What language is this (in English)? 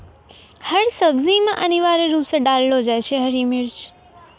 Maithili